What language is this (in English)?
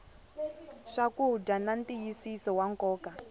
Tsonga